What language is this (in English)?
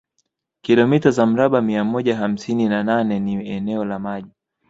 Swahili